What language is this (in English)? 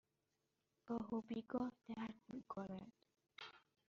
Persian